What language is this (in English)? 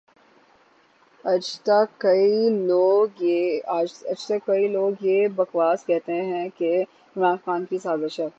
Urdu